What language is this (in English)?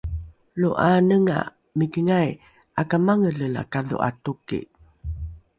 Rukai